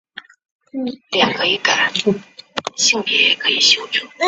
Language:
Chinese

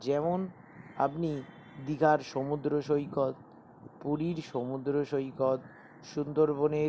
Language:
Bangla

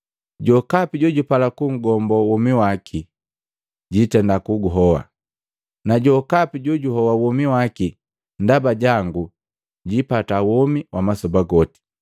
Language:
Matengo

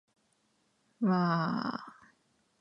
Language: Japanese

